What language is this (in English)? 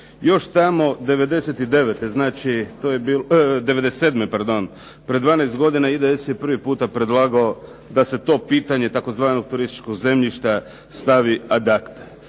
Croatian